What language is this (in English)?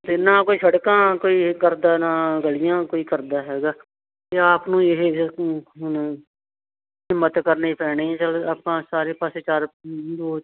Punjabi